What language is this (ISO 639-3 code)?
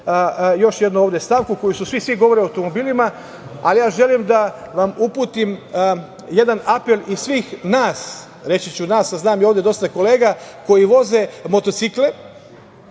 srp